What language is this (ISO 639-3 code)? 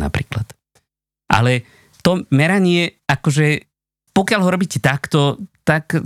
slk